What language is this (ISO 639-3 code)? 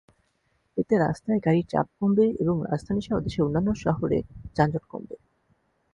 ben